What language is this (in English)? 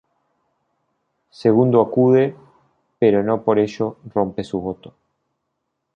Spanish